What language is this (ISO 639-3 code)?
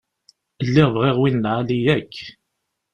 kab